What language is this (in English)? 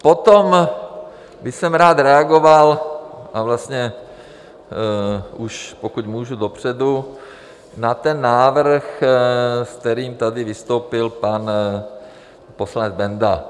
Czech